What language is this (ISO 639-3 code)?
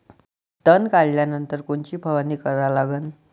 mar